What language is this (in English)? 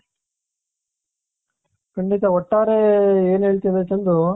Kannada